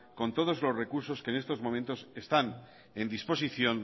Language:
Spanish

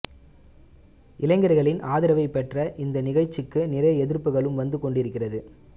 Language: Tamil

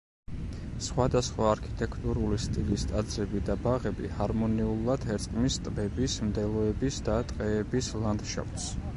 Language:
Georgian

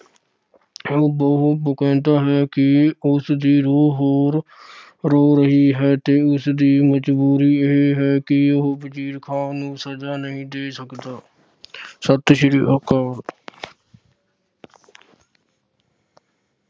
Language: Punjabi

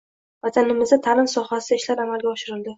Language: Uzbek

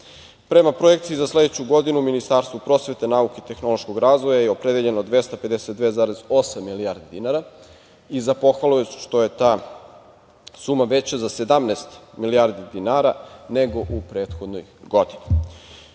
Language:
Serbian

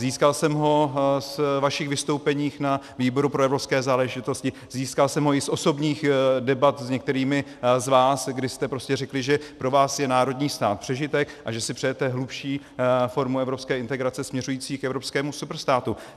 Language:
Czech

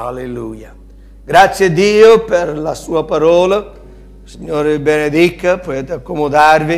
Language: Italian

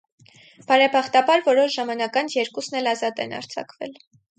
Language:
Armenian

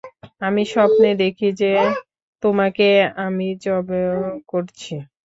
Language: Bangla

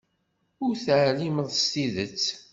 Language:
Kabyle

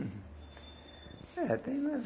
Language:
Portuguese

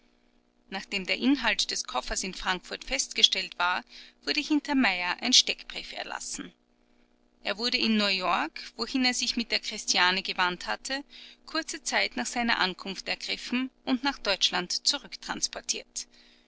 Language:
German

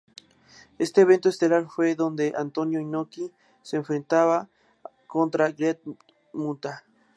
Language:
Spanish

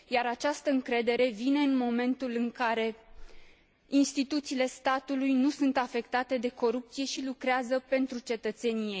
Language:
Romanian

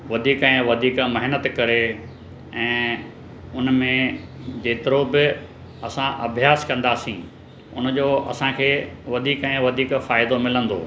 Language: Sindhi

